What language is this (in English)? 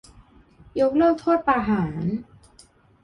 Thai